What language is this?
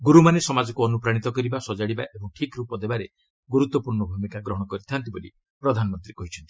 Odia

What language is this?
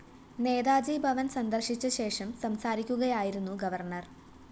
Malayalam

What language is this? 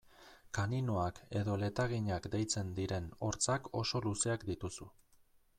Basque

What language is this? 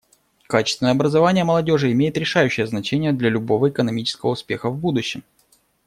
Russian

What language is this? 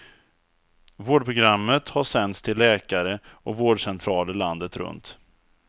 Swedish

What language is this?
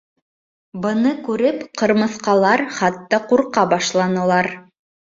Bashkir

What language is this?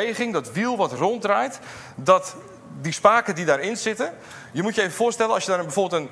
Dutch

